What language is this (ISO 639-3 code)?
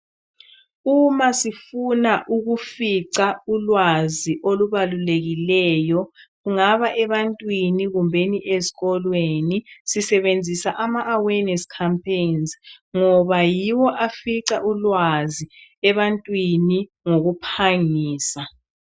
nde